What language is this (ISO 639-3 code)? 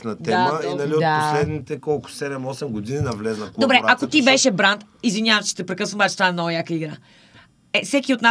bul